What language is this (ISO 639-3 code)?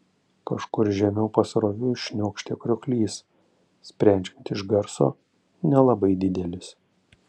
lit